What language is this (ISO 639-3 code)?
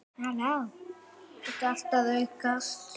isl